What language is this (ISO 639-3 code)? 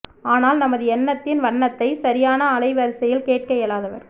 tam